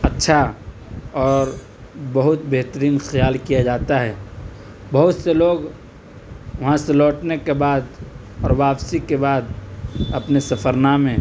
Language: Urdu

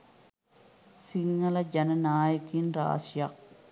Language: Sinhala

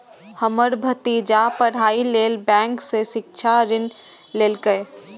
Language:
Maithili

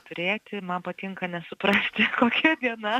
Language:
Lithuanian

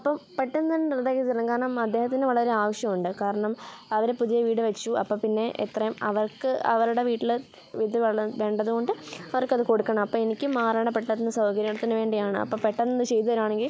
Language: Malayalam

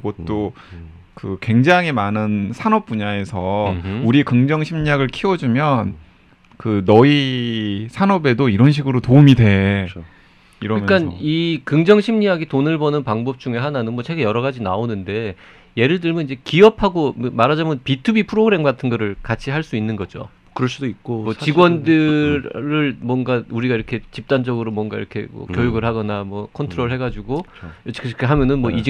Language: Korean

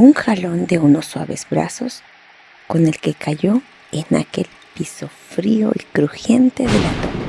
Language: Spanish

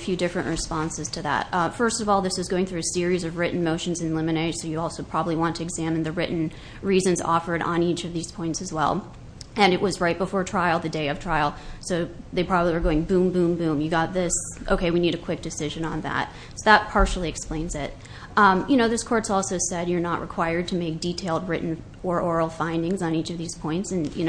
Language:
English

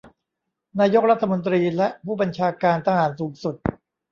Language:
Thai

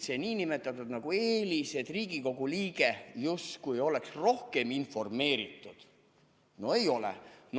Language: Estonian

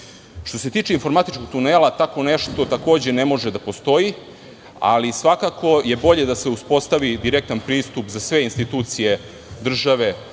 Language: Serbian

